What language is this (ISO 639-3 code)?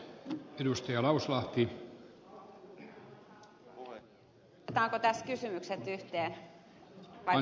fin